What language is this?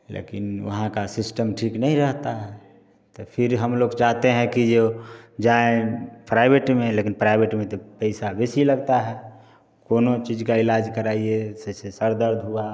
Hindi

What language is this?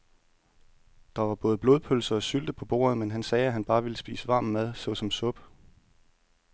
Danish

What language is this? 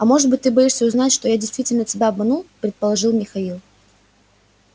Russian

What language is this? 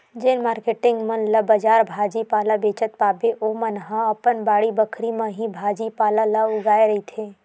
Chhattisgarhi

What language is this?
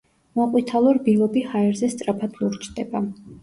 Georgian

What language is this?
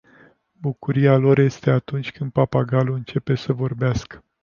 Romanian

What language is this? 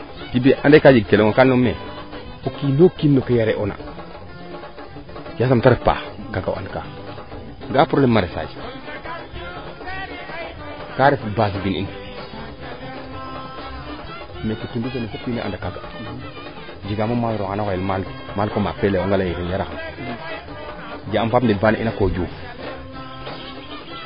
Serer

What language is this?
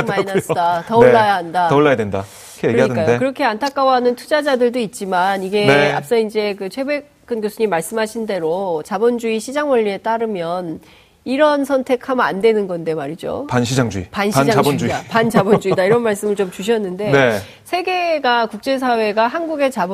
Korean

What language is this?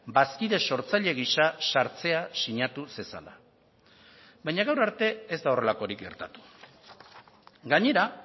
Basque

